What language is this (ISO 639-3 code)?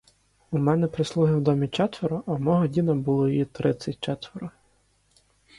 ukr